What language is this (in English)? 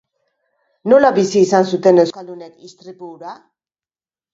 Basque